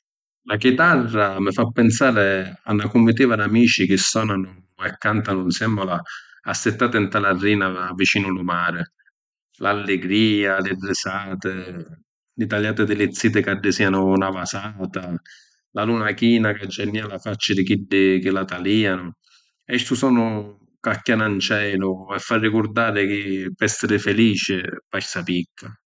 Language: Sicilian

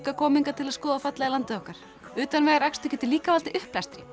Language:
Icelandic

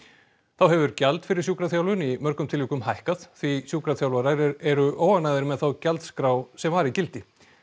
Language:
Icelandic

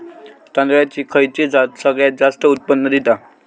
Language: Marathi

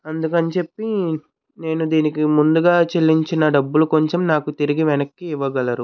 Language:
Telugu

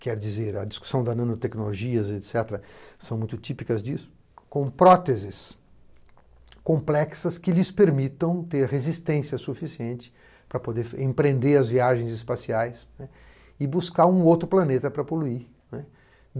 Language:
Portuguese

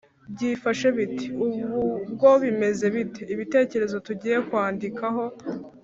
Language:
Kinyarwanda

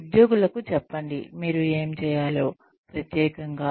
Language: Telugu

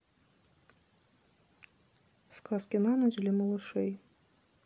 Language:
Russian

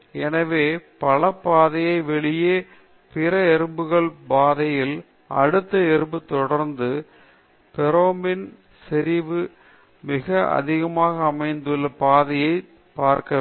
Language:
Tamil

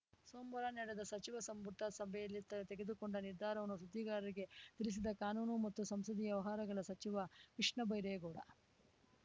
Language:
Kannada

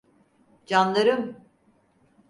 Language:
Turkish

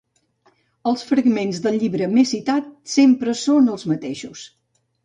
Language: Catalan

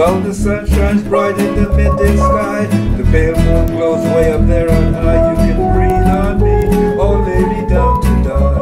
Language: English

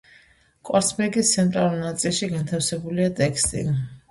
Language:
Georgian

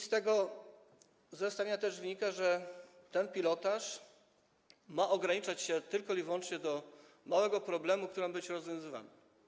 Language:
Polish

